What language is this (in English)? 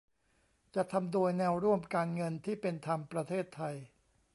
Thai